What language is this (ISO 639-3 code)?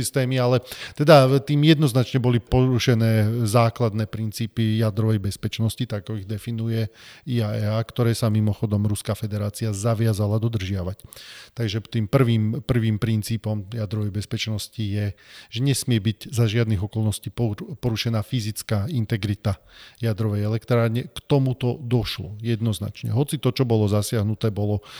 slk